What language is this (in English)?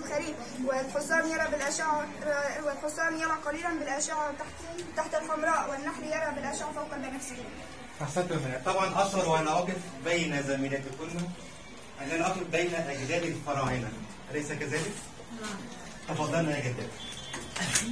Arabic